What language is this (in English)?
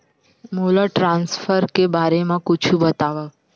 Chhattisgarhi